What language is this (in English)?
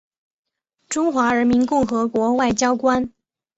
Chinese